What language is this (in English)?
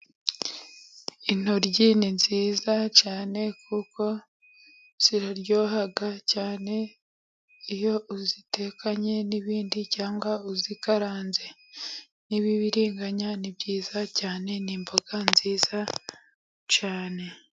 Kinyarwanda